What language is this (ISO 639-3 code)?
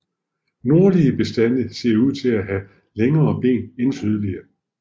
dan